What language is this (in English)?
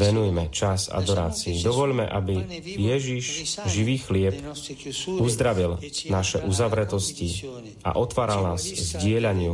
Slovak